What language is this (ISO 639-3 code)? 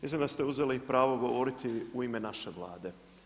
hrv